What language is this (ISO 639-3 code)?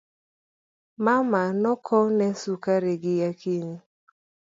luo